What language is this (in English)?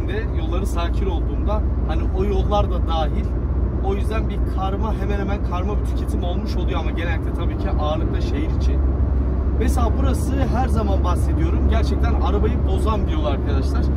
Turkish